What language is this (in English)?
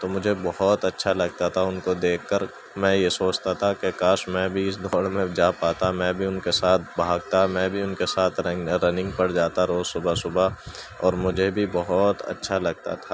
Urdu